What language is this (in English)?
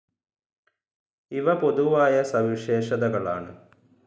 Malayalam